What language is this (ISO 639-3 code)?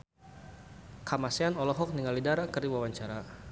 sun